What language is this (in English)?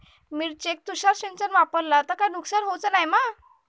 Marathi